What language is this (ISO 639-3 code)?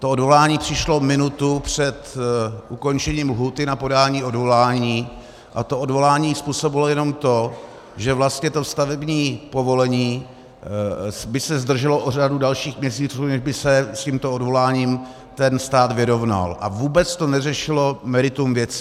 ces